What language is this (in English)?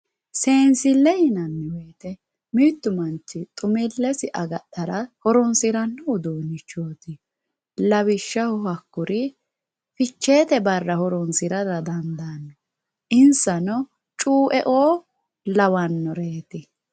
Sidamo